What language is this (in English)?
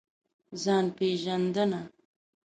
Pashto